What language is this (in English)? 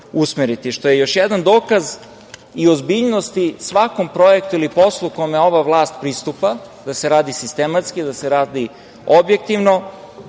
Serbian